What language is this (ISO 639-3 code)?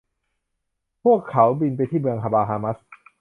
tha